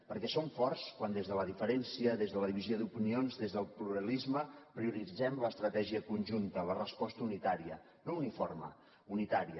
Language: Catalan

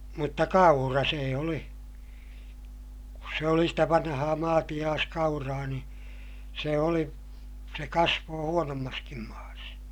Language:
Finnish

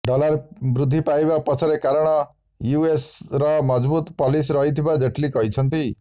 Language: Odia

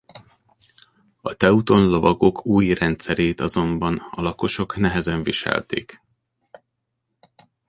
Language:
Hungarian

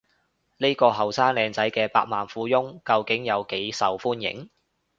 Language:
Cantonese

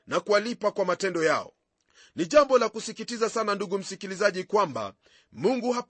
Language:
Swahili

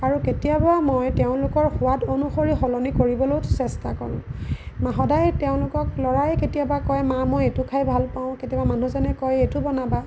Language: Assamese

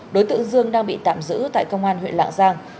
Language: Vietnamese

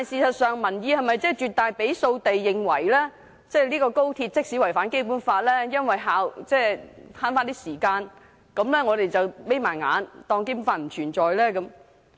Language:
Cantonese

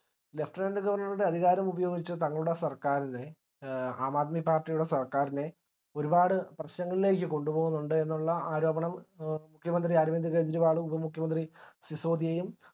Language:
Malayalam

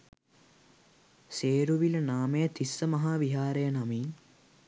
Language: Sinhala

